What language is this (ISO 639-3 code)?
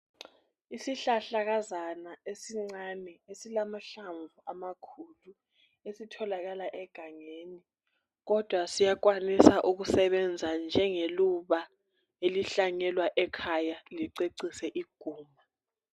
nde